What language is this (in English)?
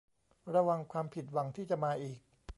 Thai